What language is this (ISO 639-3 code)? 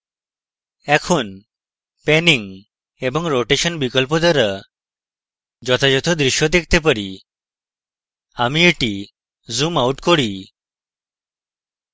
ben